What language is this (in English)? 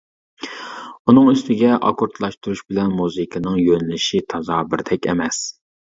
Uyghur